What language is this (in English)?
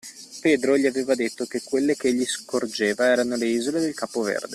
Italian